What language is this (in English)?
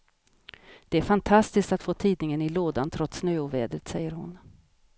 Swedish